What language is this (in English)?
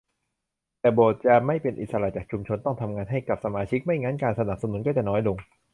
Thai